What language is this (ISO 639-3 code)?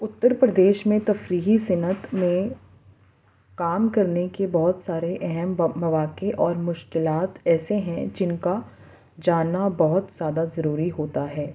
urd